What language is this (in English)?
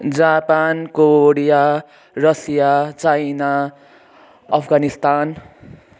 Nepali